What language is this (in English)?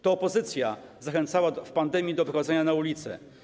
Polish